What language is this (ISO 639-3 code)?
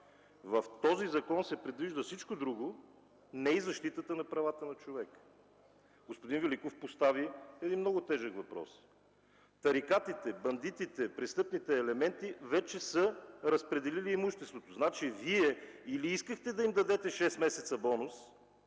bul